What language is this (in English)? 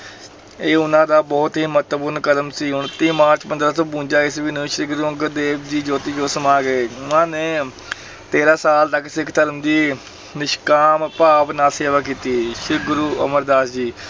Punjabi